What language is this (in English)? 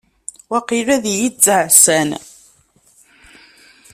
Kabyle